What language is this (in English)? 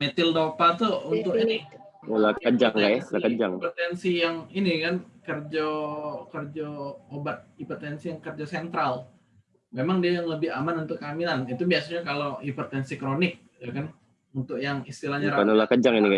Indonesian